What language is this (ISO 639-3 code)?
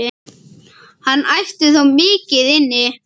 isl